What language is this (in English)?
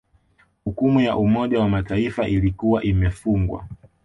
Swahili